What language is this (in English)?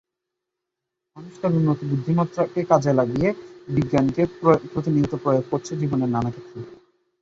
Bangla